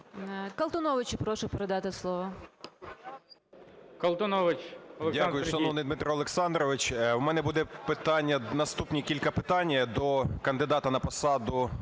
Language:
Ukrainian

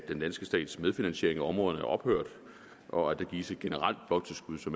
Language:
Danish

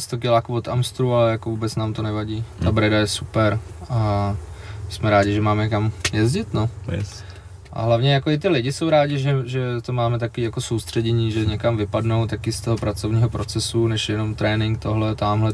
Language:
Czech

